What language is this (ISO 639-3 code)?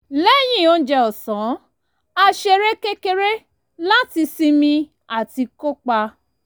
yor